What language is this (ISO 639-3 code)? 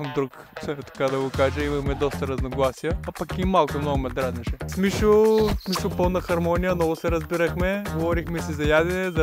ron